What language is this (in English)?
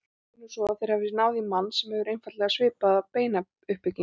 Icelandic